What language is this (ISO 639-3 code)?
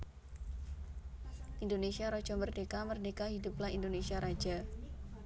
jav